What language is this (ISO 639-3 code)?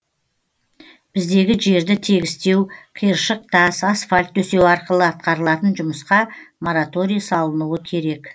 kaz